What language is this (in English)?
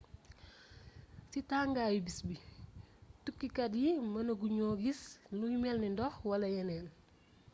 Wolof